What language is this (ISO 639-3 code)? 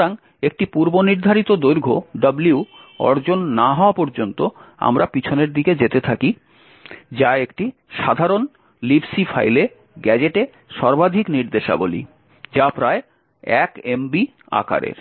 ben